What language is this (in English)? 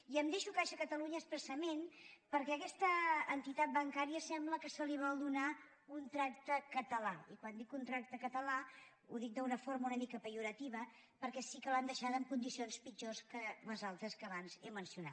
Catalan